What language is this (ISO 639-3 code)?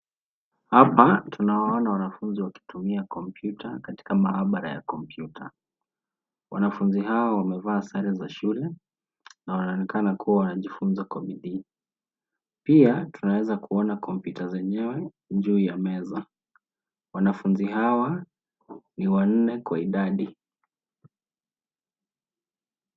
swa